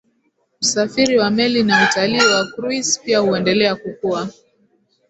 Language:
Swahili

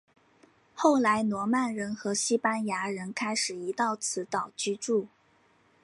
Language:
Chinese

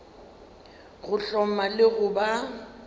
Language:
Northern Sotho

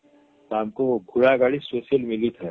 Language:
Odia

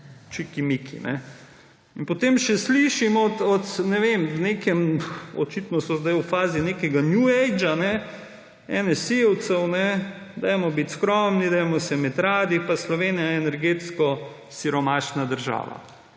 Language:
Slovenian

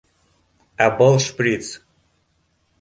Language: Bashkir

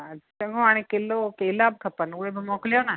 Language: Sindhi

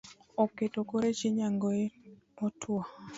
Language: Luo (Kenya and Tanzania)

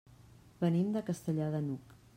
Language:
Catalan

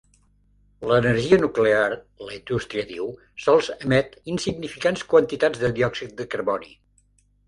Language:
Catalan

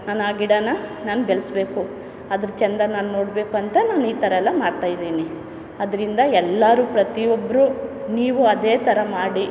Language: Kannada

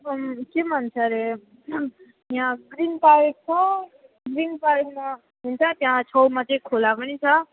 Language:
Nepali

